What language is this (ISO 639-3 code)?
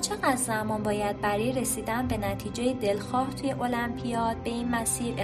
fas